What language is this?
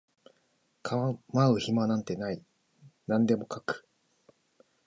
Japanese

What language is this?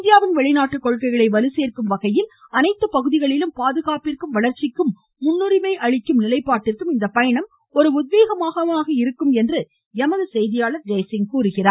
Tamil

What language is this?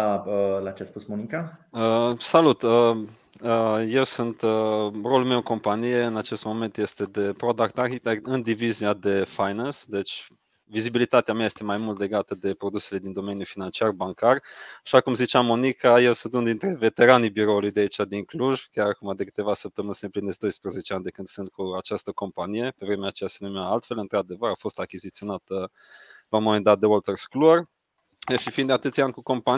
Romanian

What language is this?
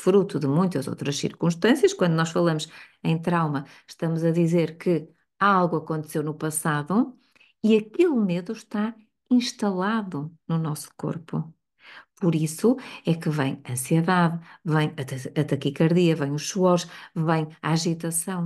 Portuguese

